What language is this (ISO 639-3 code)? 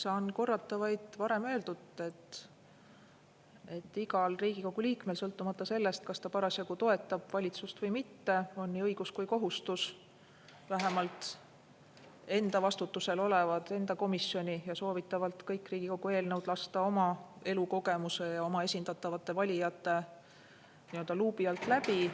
est